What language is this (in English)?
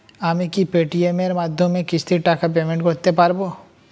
Bangla